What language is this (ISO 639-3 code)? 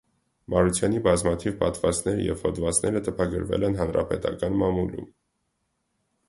hye